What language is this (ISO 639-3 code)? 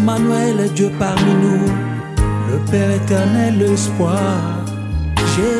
fra